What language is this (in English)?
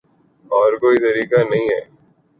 Urdu